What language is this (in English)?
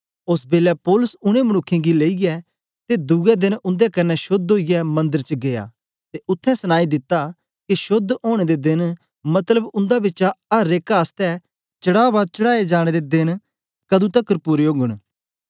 Dogri